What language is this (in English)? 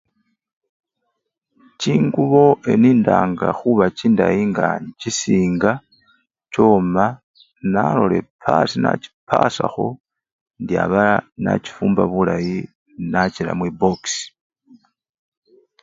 Luyia